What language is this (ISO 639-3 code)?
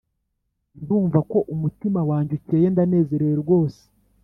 kin